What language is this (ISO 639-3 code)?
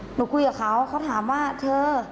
tha